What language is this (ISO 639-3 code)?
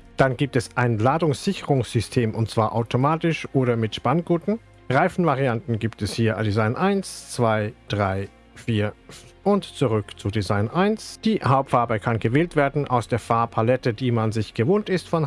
deu